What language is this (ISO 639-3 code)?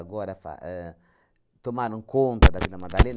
por